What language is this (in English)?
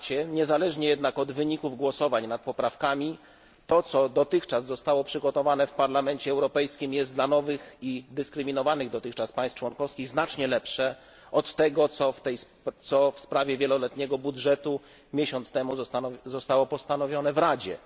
Polish